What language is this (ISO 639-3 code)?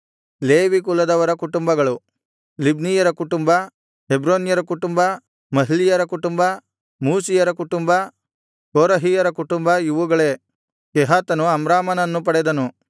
kan